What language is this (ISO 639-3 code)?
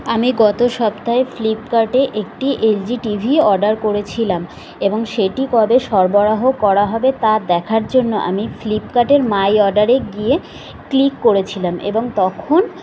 ben